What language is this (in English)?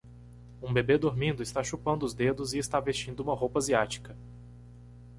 Portuguese